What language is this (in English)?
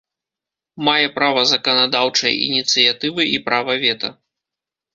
Belarusian